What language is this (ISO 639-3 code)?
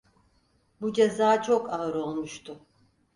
tur